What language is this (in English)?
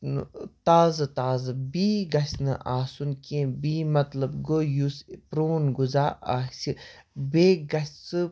Kashmiri